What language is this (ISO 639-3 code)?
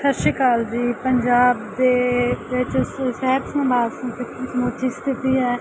pan